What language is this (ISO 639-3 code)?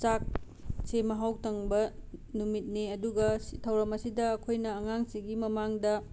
mni